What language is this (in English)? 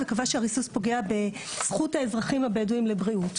Hebrew